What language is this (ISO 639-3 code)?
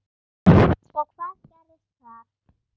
isl